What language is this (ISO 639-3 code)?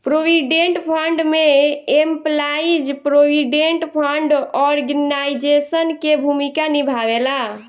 bho